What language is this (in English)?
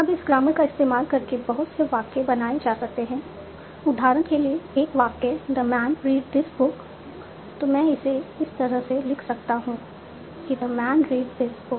Hindi